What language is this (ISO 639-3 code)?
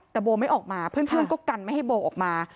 tha